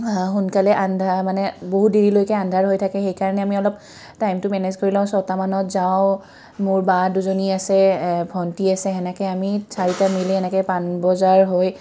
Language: Assamese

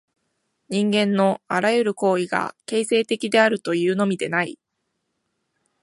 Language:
Japanese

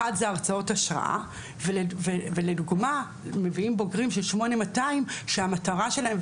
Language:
Hebrew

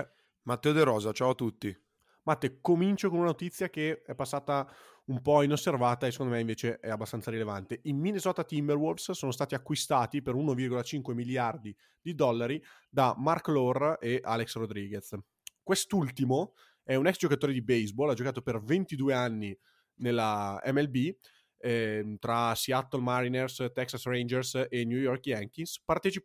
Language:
Italian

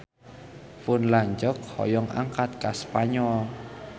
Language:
Sundanese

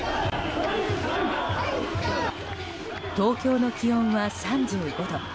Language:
Japanese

